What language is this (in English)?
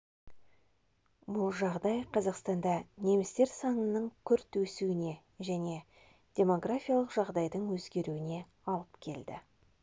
Kazakh